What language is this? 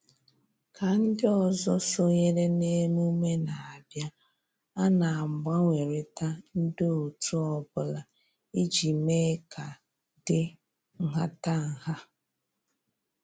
Igbo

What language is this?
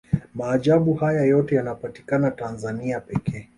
Swahili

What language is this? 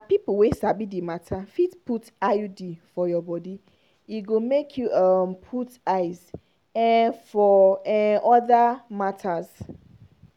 Nigerian Pidgin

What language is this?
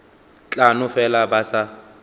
Northern Sotho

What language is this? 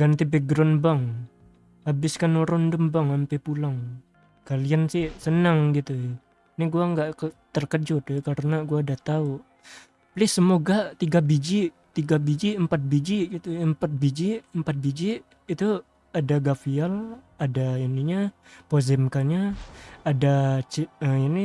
Indonesian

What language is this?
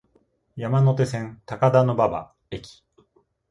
Japanese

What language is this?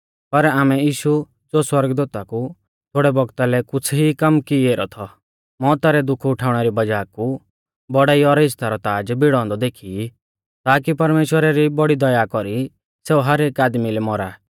Mahasu Pahari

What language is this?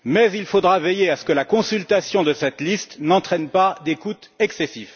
French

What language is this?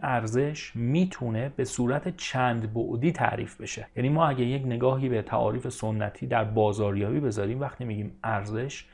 Persian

